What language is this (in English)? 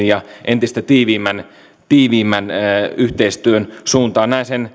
Finnish